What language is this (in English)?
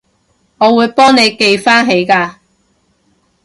Cantonese